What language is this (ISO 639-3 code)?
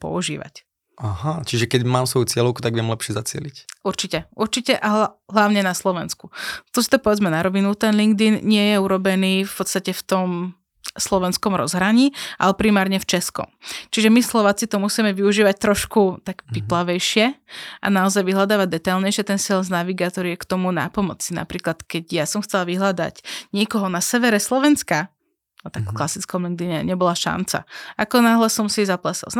slk